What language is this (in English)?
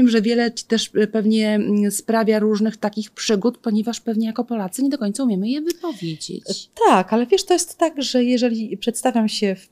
Polish